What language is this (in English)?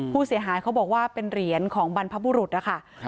Thai